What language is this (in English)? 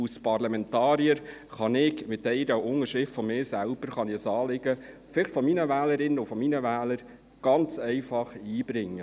Swiss German